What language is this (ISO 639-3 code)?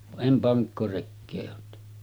fin